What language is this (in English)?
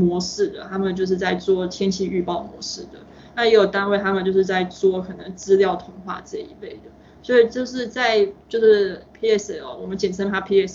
Chinese